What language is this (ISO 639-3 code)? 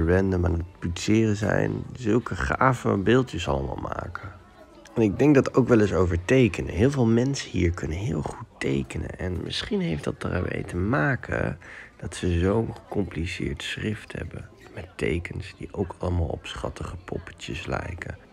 nld